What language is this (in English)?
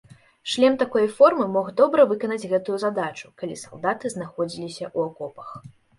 Belarusian